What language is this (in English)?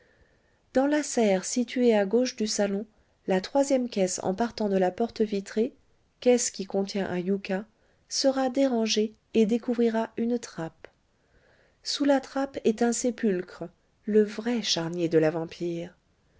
French